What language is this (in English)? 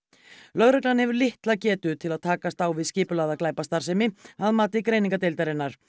Icelandic